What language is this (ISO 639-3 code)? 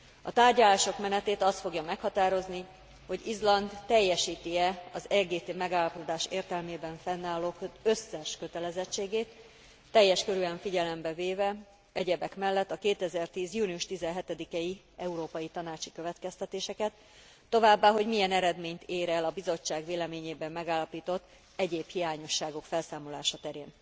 hun